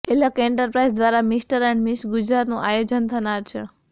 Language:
Gujarati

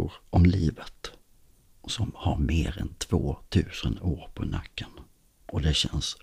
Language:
Swedish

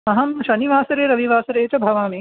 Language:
Sanskrit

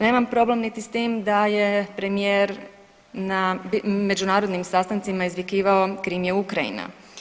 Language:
Croatian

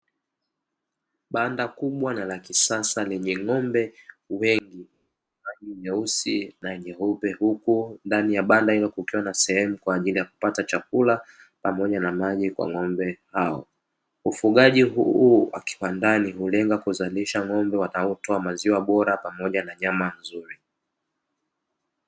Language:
Swahili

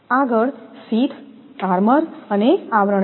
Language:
Gujarati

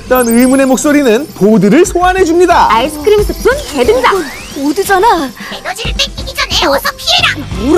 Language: Korean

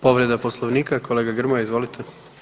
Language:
Croatian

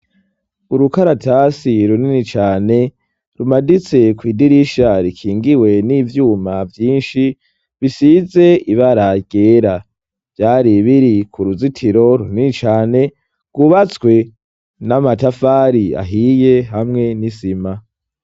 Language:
Rundi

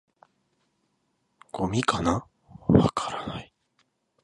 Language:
Japanese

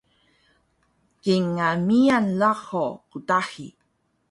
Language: Taroko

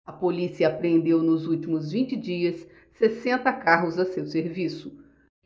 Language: Portuguese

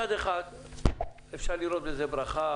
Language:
Hebrew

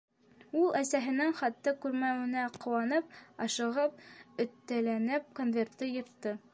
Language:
Bashkir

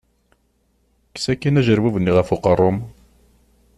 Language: Kabyle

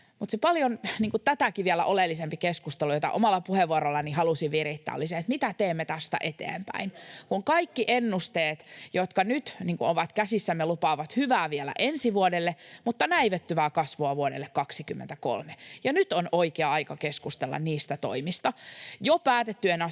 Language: Finnish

